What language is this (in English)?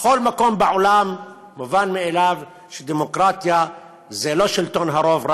Hebrew